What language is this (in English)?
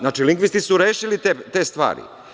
Serbian